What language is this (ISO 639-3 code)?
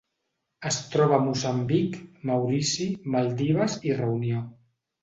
cat